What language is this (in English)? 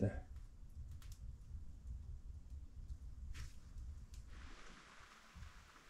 Finnish